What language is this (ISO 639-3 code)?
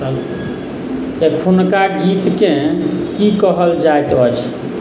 mai